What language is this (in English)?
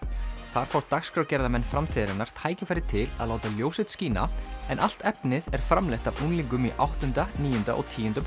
Icelandic